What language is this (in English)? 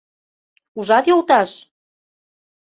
Mari